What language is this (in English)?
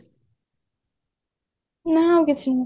Odia